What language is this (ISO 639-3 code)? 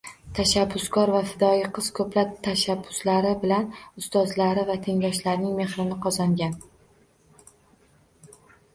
uzb